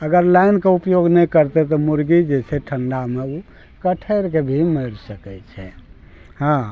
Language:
Maithili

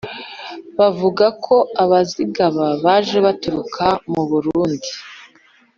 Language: Kinyarwanda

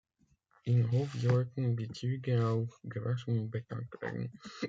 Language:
German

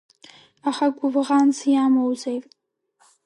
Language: Abkhazian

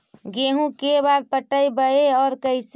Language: Magahi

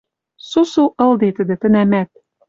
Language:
Western Mari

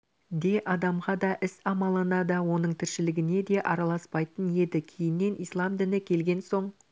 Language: Kazakh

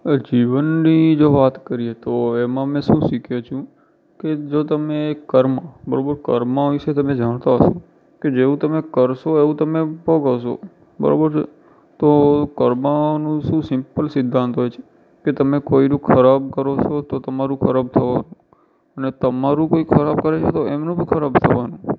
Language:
Gujarati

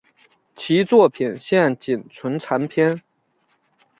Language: Chinese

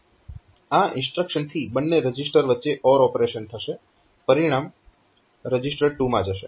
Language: Gujarati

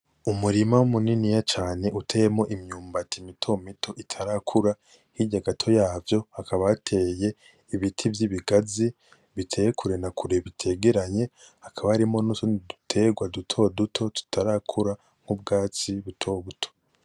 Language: Rundi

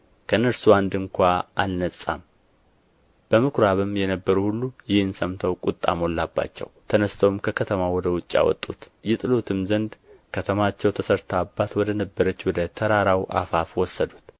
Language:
Amharic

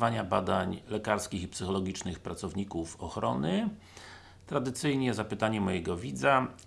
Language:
Polish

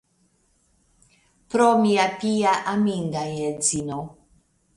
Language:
Esperanto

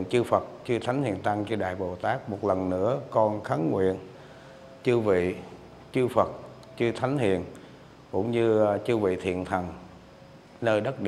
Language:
Vietnamese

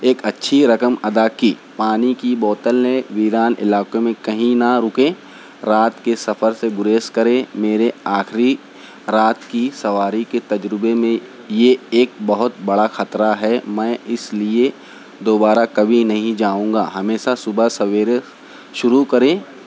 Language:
Urdu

